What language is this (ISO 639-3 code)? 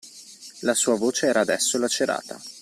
ita